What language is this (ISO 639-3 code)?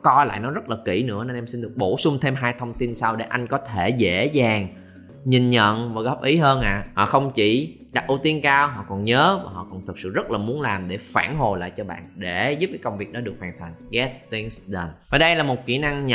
vie